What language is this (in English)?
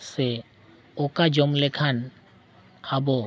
Santali